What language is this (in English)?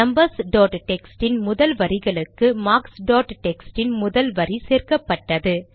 Tamil